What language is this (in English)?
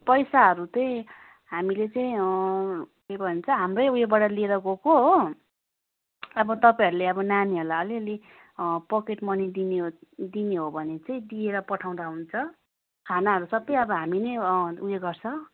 Nepali